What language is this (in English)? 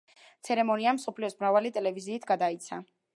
Georgian